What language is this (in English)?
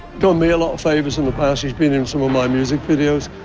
English